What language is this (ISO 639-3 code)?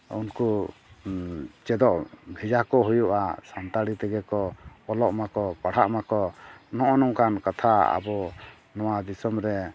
sat